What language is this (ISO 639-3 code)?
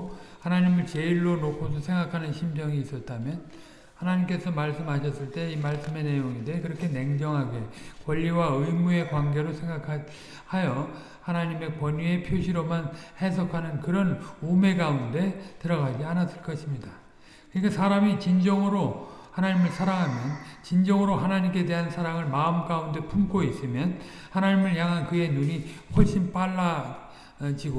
kor